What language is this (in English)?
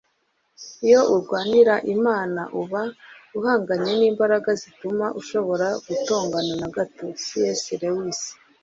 Kinyarwanda